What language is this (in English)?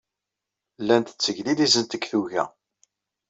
Kabyle